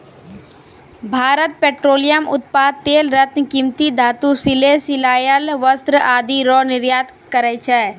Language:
Maithili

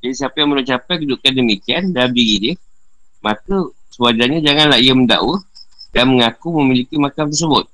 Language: Malay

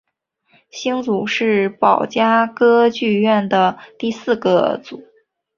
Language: Chinese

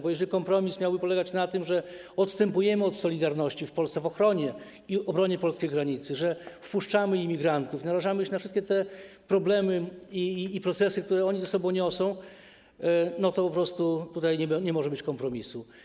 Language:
Polish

